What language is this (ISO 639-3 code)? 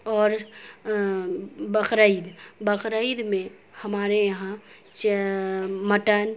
urd